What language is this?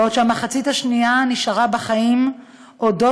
Hebrew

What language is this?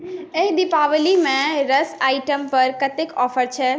Maithili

